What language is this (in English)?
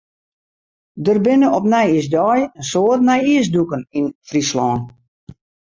Western Frisian